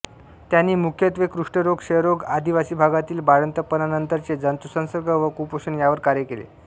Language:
Marathi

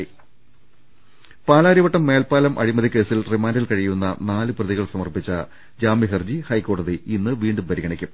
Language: Malayalam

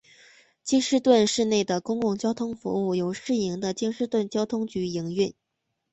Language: Chinese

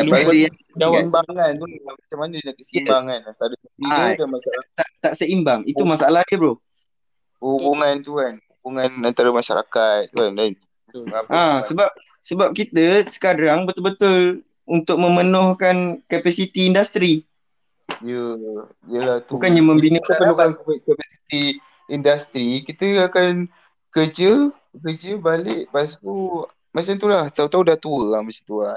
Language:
Malay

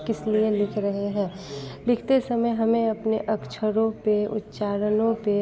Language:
Hindi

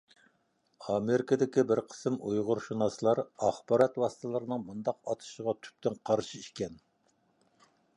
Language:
Uyghur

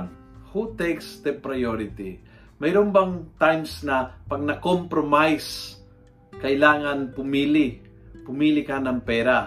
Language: Filipino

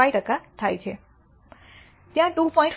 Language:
Gujarati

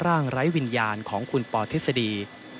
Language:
Thai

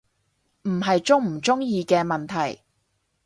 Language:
Cantonese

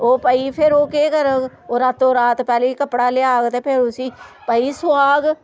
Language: Dogri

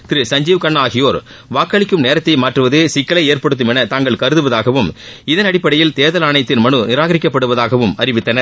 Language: Tamil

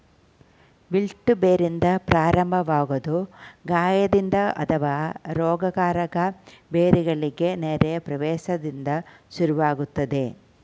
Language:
Kannada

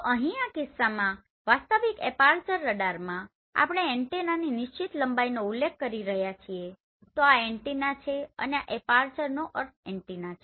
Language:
Gujarati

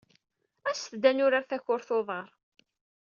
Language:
Kabyle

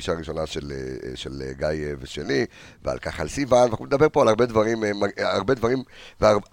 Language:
Hebrew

